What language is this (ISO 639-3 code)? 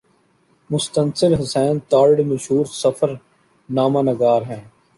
urd